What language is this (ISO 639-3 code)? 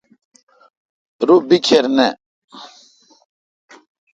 xka